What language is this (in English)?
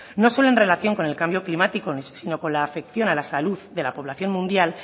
Spanish